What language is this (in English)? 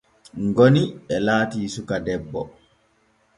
Borgu Fulfulde